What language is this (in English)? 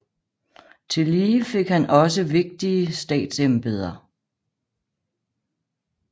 Danish